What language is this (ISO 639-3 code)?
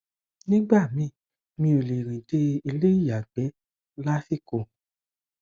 yor